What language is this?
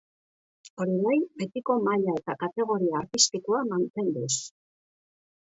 Basque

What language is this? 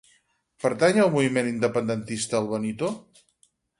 Catalan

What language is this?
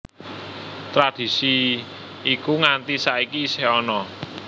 Javanese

